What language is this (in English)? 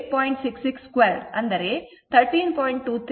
Kannada